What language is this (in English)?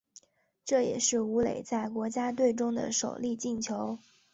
Chinese